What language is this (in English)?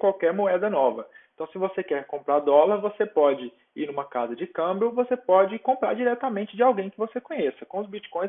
Portuguese